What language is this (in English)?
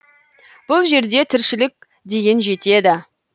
Kazakh